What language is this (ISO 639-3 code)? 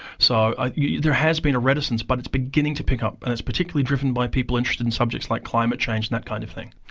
eng